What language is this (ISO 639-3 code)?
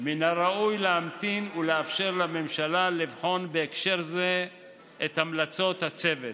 heb